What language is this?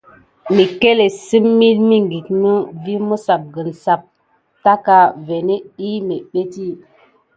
Gidar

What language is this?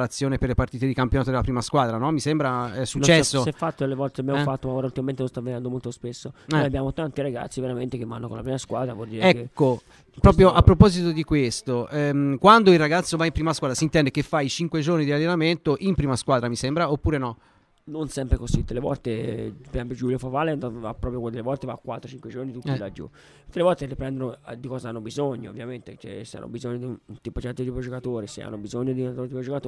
Italian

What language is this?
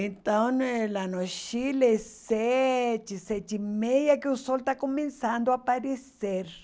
Portuguese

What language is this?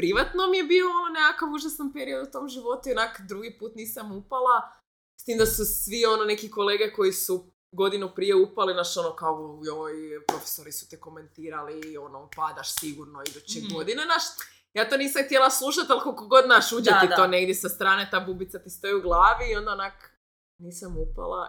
Croatian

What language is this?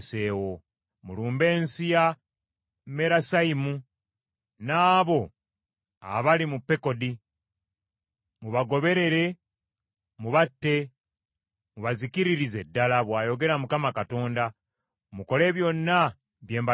Ganda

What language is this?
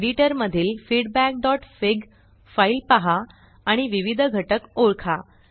Marathi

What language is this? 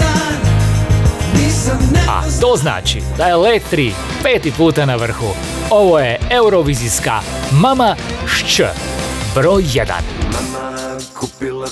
Croatian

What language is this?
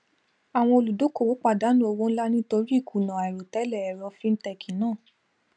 Yoruba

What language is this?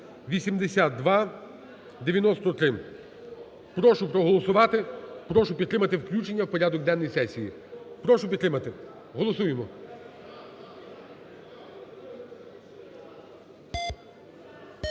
Ukrainian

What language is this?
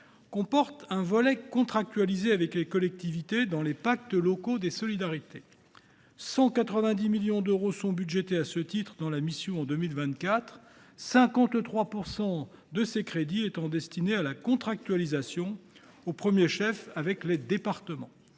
French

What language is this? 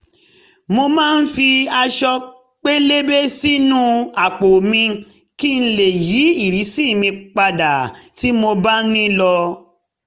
Yoruba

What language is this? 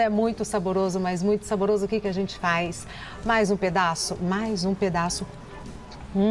Portuguese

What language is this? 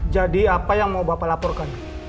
Indonesian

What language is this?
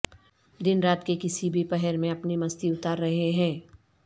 Urdu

